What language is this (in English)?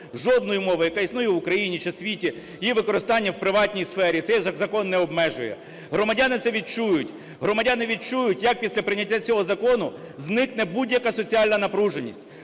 Ukrainian